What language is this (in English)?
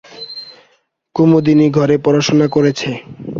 Bangla